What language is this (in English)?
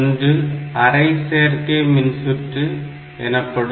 Tamil